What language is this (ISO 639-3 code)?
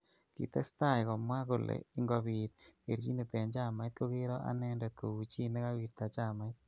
kln